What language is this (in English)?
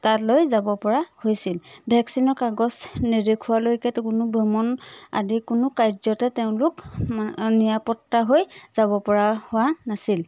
Assamese